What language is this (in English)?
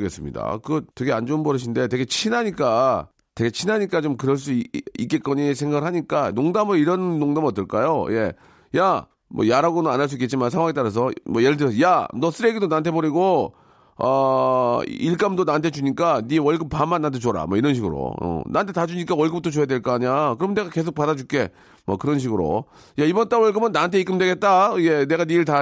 Korean